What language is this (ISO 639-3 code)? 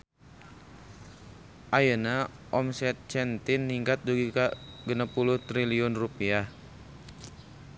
sun